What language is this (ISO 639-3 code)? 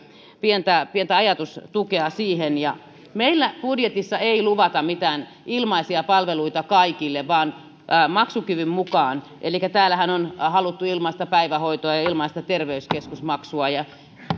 fin